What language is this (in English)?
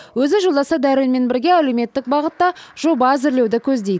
Kazakh